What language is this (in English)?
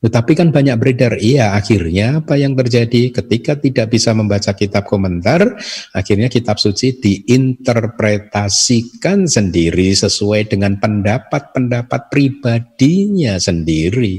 Indonesian